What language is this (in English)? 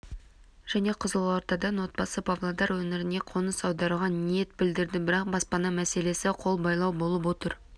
Kazakh